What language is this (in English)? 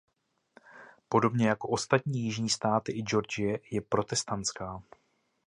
Czech